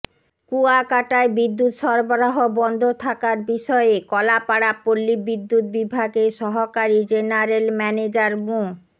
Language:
Bangla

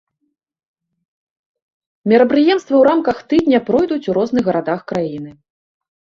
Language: Belarusian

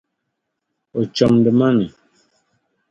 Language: Dagbani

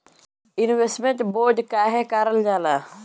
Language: Bhojpuri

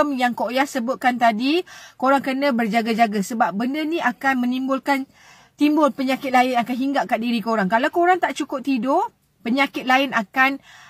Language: Malay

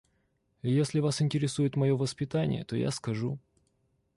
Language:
Russian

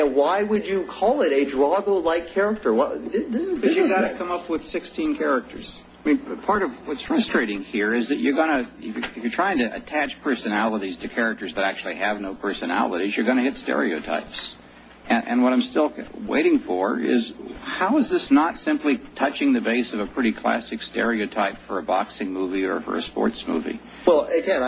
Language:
English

